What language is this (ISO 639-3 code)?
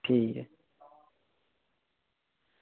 doi